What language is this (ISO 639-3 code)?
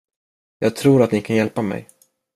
swe